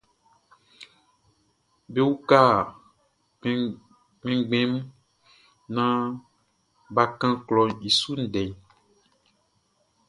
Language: Baoulé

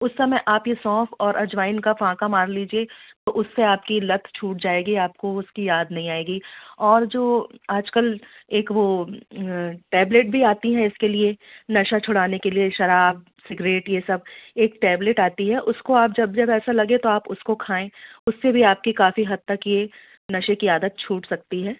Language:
Hindi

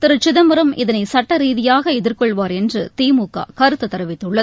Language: Tamil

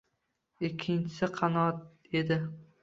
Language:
Uzbek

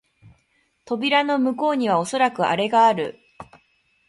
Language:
Japanese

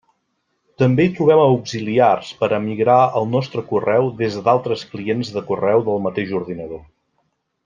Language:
Catalan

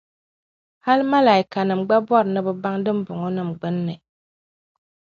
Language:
Dagbani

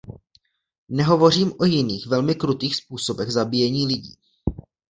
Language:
Czech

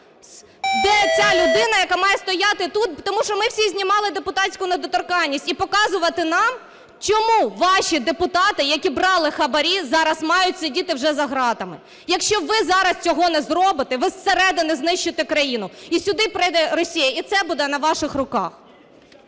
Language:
Ukrainian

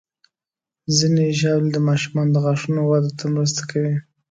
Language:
Pashto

